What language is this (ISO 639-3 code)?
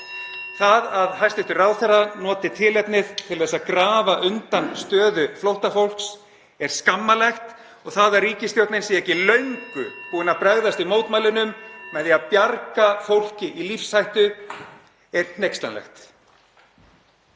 isl